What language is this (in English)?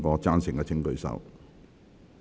Cantonese